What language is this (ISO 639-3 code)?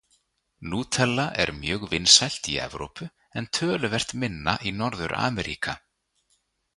isl